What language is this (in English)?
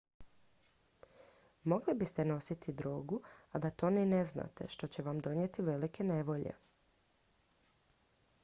Croatian